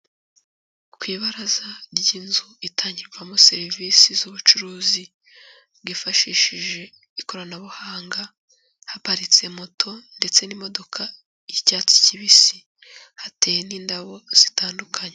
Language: Kinyarwanda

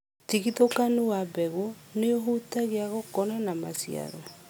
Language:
Kikuyu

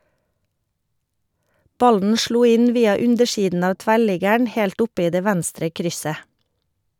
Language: Norwegian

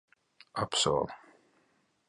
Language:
Latvian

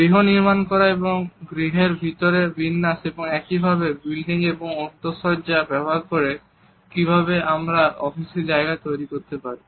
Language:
Bangla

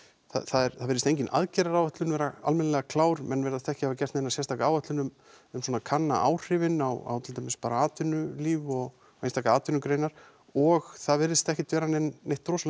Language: Icelandic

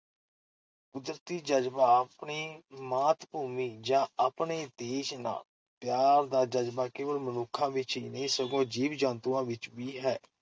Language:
Punjabi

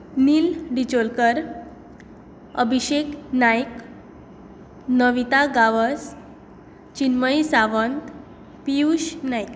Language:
Konkani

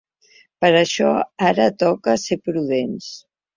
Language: Catalan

